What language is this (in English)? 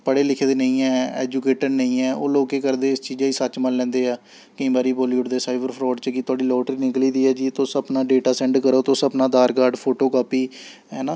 Dogri